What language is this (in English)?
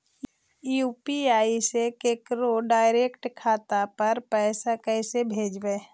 Magahi